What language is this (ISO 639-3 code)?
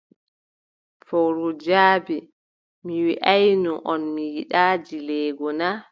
fub